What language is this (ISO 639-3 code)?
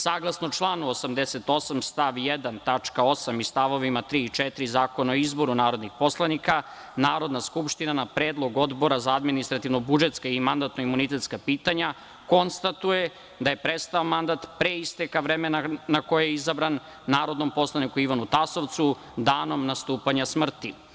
srp